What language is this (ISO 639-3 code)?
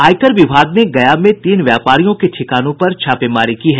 hin